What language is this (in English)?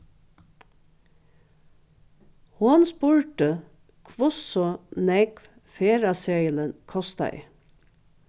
Faroese